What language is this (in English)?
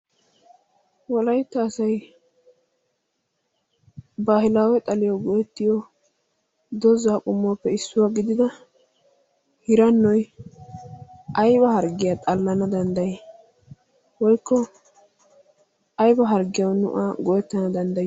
Wolaytta